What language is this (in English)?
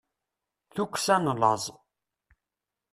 Kabyle